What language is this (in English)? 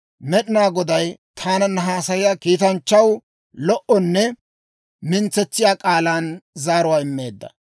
Dawro